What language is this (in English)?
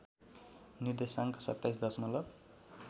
Nepali